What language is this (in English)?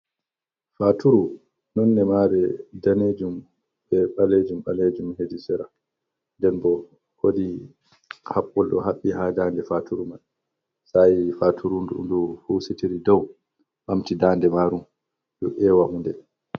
Fula